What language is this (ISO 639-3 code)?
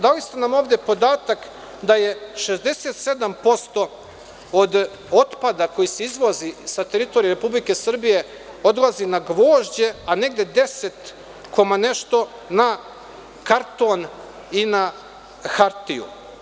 srp